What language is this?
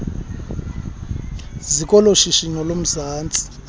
Xhosa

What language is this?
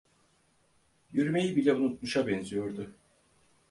Turkish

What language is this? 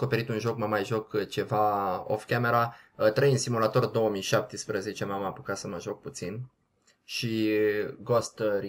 Romanian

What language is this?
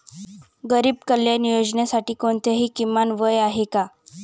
Marathi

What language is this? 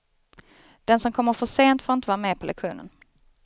Swedish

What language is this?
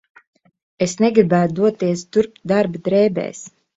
Latvian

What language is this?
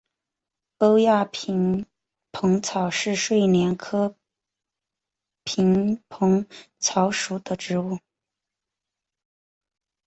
Chinese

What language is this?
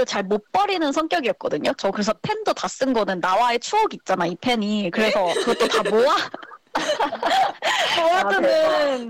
Korean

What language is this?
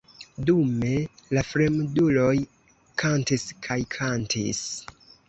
Esperanto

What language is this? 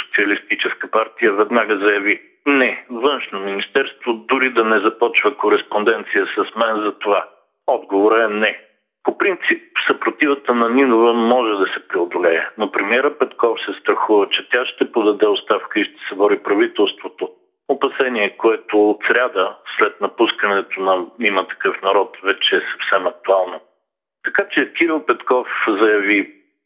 Bulgarian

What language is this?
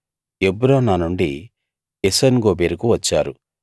Telugu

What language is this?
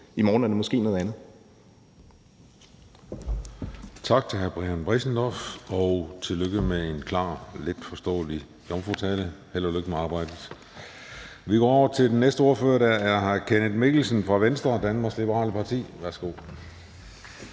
Danish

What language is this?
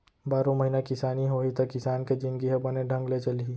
Chhattisgarhi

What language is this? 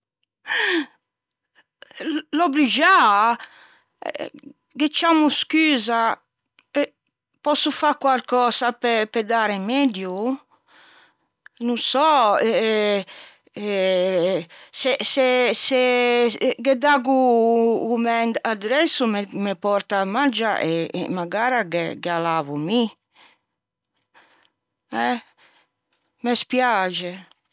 Ligurian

